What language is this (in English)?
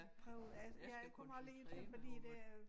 Danish